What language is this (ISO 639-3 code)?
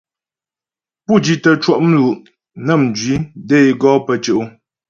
bbj